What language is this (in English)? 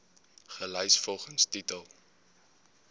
Afrikaans